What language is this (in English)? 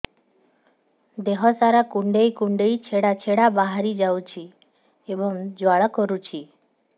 Odia